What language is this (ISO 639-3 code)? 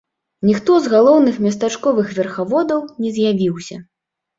bel